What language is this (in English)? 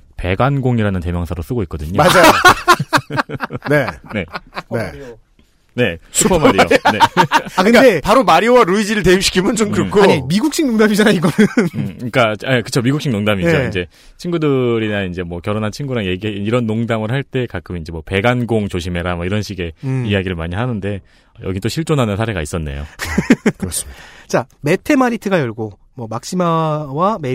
Korean